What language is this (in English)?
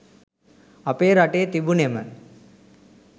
Sinhala